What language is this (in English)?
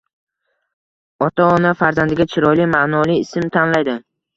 Uzbek